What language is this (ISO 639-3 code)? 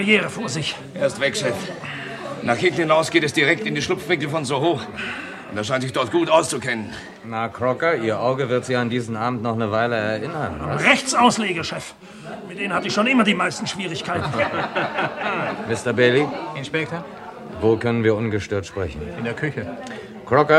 deu